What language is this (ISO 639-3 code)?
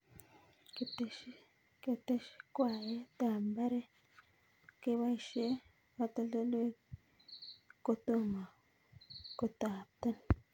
kln